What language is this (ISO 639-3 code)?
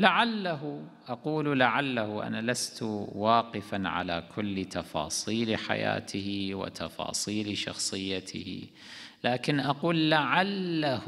ara